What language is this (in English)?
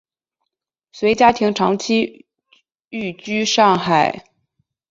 Chinese